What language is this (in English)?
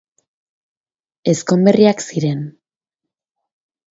Basque